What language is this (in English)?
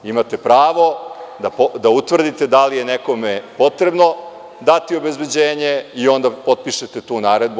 Serbian